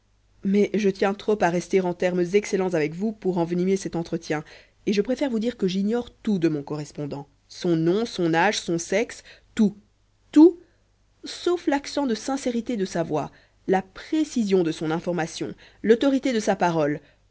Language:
French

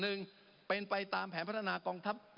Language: Thai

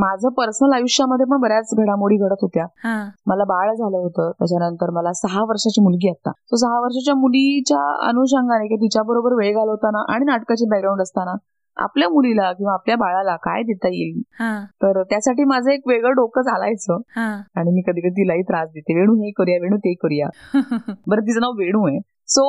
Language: Marathi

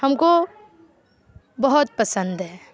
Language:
Urdu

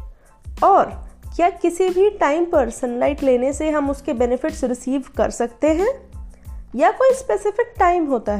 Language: Hindi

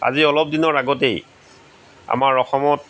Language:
Assamese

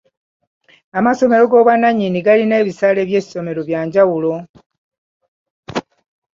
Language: Ganda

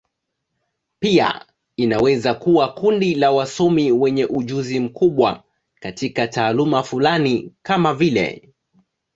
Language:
Swahili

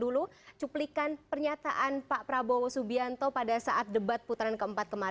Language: Indonesian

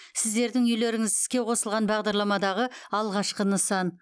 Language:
Kazakh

